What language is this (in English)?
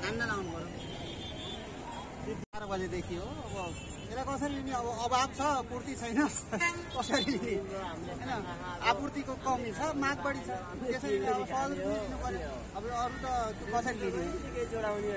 Nepali